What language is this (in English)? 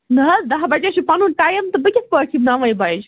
Kashmiri